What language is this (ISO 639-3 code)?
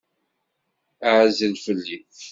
kab